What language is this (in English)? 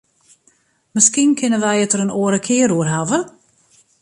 Western Frisian